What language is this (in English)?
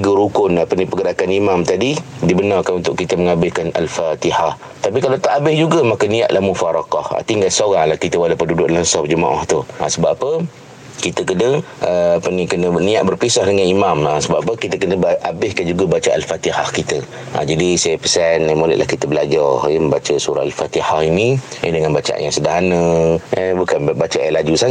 Malay